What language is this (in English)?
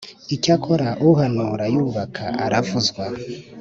Kinyarwanda